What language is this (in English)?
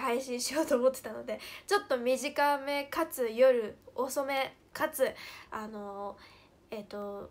Japanese